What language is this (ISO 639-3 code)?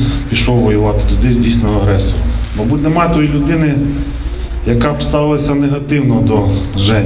ukr